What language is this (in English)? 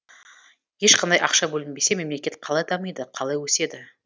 Kazakh